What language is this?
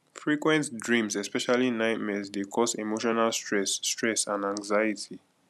Nigerian Pidgin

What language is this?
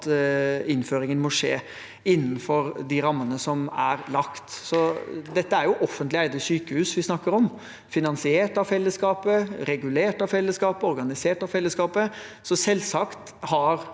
Norwegian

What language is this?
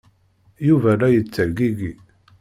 Kabyle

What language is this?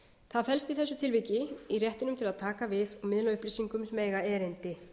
Icelandic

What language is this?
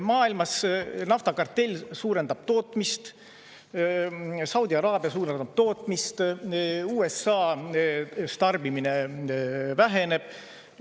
Estonian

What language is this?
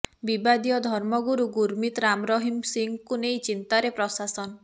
Odia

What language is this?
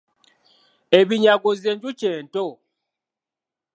Ganda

